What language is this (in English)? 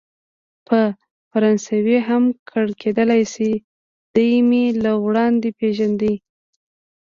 Pashto